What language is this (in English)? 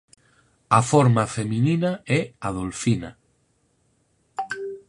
Galician